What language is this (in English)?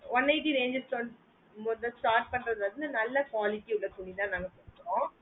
Tamil